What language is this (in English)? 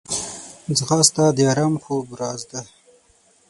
Pashto